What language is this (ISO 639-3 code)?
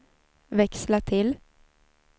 swe